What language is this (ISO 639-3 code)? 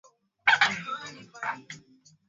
swa